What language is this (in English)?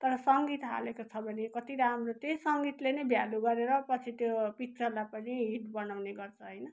Nepali